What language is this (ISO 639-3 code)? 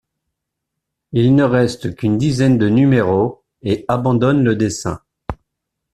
fra